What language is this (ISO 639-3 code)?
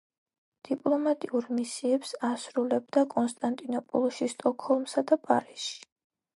kat